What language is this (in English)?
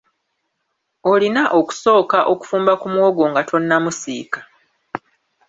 Ganda